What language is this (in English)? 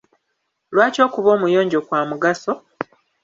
Ganda